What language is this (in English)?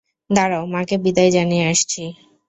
Bangla